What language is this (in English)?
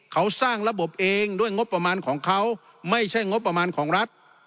Thai